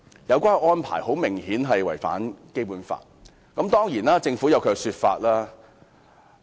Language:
Cantonese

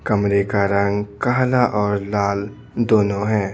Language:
Hindi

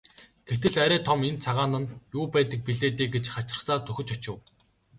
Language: Mongolian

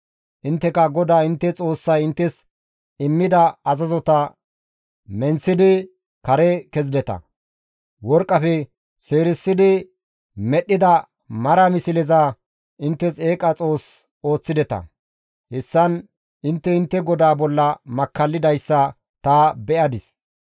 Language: Gamo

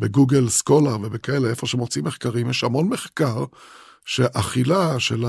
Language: Hebrew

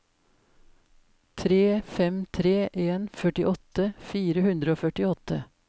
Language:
Norwegian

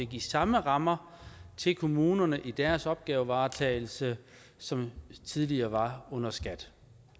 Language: Danish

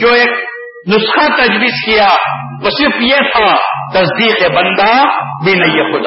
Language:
Urdu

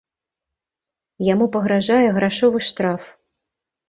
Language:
Belarusian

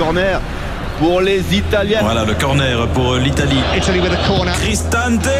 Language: Dutch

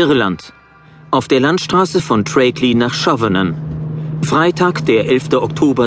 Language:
German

